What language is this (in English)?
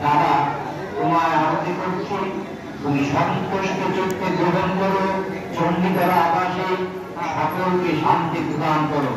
Bangla